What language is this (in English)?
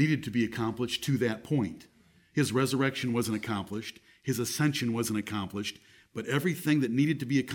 English